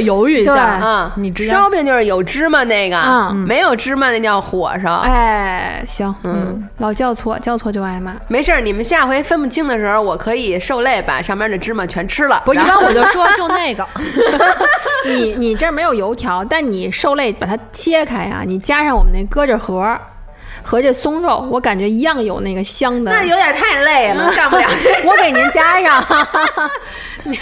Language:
Chinese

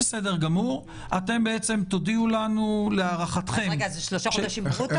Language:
Hebrew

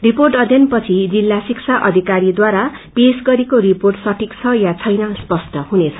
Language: Nepali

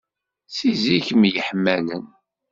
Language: Kabyle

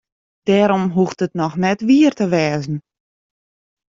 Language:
Western Frisian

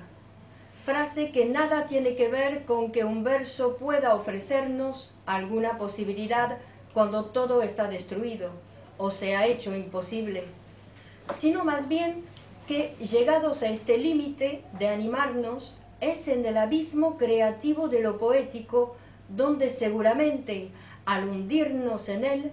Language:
Spanish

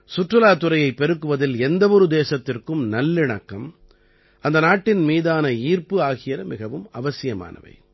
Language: Tamil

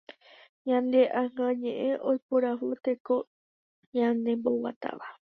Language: Guarani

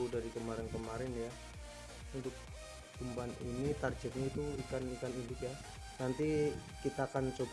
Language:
Indonesian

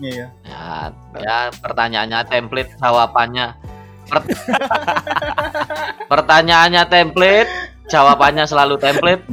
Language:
Indonesian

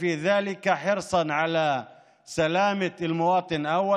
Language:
Hebrew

